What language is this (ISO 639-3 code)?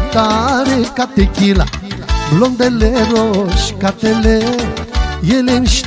ron